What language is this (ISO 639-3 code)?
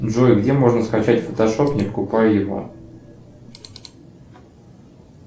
rus